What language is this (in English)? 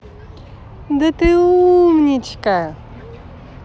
Russian